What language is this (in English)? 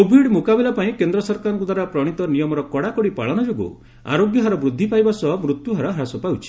Odia